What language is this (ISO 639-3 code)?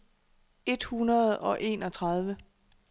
dan